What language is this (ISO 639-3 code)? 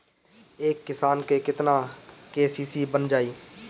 bho